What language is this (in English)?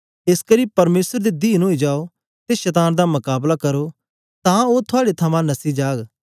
Dogri